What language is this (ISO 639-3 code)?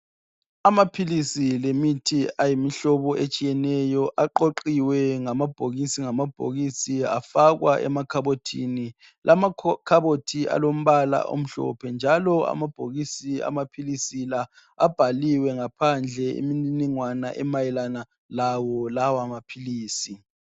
nde